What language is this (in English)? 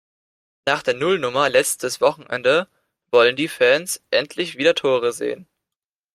German